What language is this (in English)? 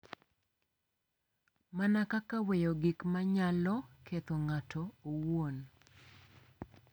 Luo (Kenya and Tanzania)